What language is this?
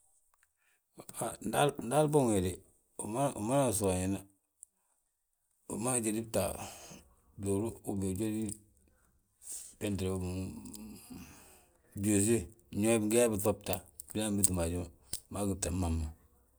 Balanta-Ganja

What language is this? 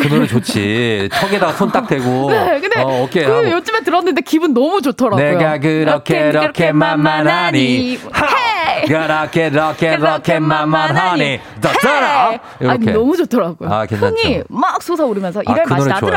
Korean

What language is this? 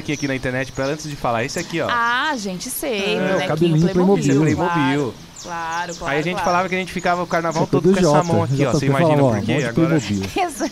Portuguese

